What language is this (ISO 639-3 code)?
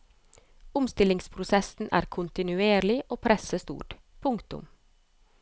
nor